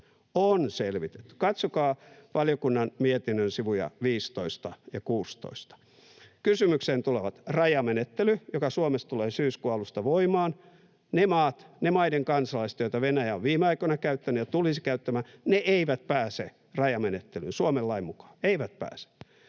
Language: Finnish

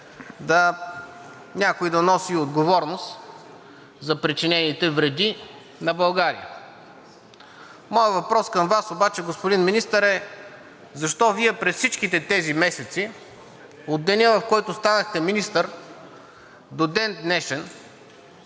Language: Bulgarian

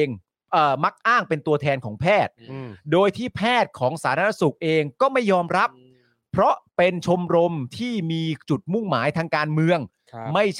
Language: Thai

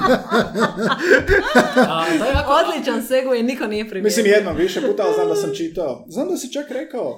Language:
Croatian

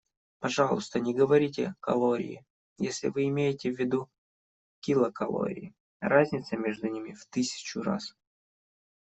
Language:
Russian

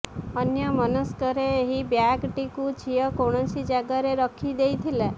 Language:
Odia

